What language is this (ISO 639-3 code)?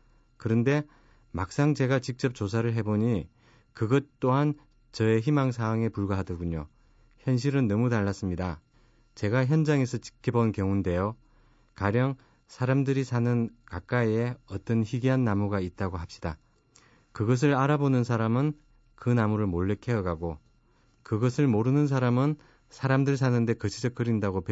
kor